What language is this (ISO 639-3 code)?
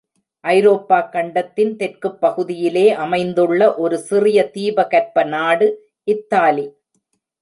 tam